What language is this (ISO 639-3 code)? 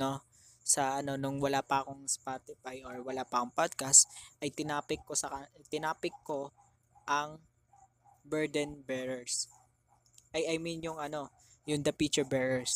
fil